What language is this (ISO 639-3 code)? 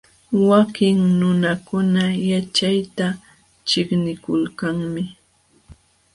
qxw